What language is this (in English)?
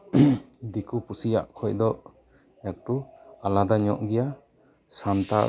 Santali